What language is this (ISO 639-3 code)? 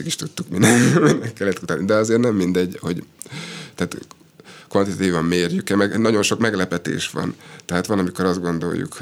hun